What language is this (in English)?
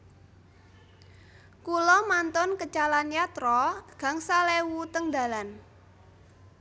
Javanese